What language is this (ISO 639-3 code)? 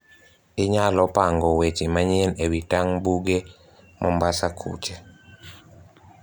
luo